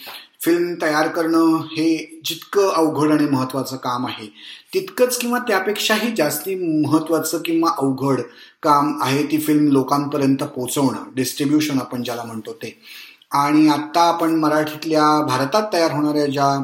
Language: Marathi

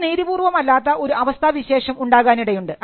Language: Malayalam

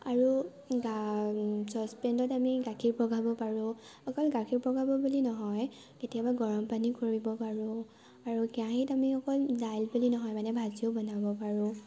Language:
Assamese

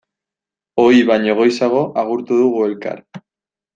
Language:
Basque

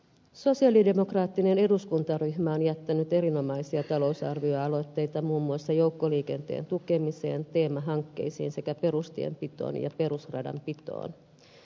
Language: Finnish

